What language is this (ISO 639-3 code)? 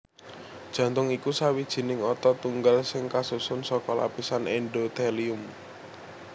jav